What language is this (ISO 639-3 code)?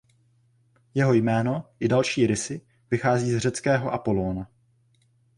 ces